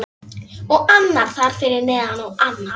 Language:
Icelandic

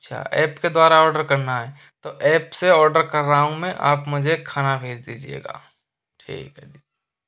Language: Hindi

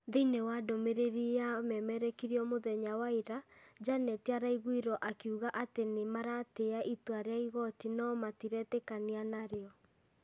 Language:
Kikuyu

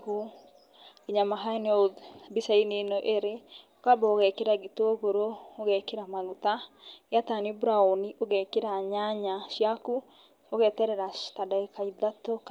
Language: Kikuyu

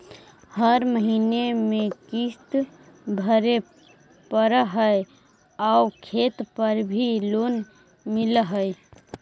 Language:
Magahi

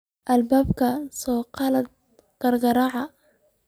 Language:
Somali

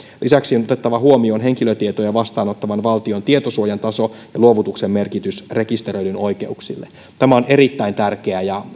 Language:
Finnish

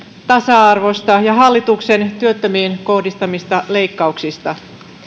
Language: Finnish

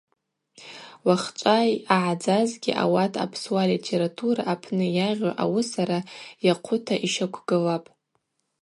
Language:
Abaza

